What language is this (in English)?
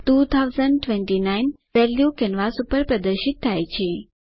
Gujarati